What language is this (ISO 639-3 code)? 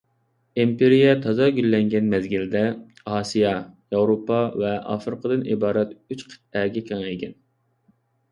uig